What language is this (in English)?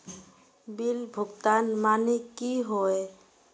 Magahi